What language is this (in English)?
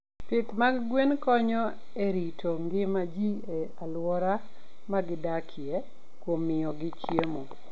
Luo (Kenya and Tanzania)